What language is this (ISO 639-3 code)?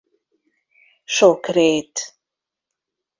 hun